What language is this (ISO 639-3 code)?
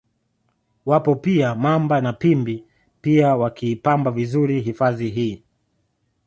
swa